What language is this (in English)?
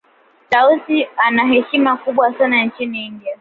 Swahili